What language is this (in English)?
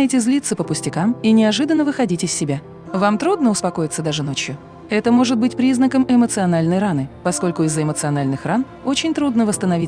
Russian